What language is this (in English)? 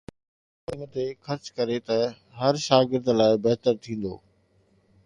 Sindhi